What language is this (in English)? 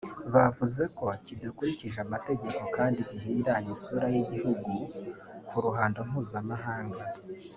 Kinyarwanda